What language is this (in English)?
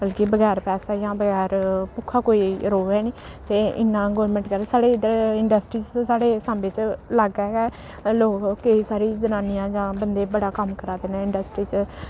Dogri